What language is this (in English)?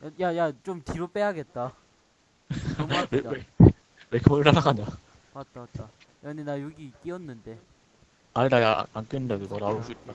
Korean